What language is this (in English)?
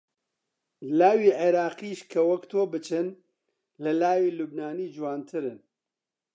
Central Kurdish